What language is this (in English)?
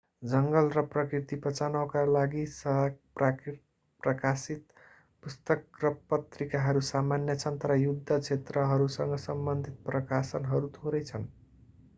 Nepali